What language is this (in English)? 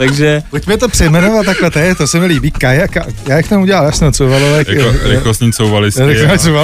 Czech